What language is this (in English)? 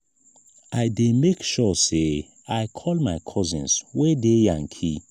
Nigerian Pidgin